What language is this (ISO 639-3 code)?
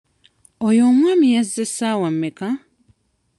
lug